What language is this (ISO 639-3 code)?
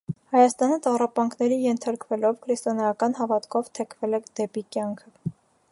hye